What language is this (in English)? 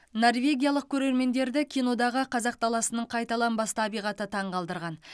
Kazakh